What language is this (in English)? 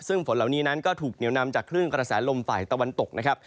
Thai